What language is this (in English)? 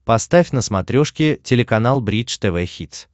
Russian